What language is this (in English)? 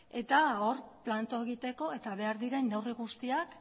Basque